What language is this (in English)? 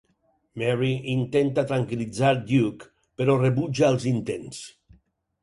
Catalan